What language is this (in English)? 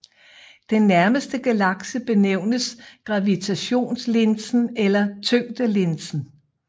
Danish